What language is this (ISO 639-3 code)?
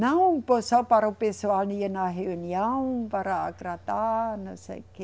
por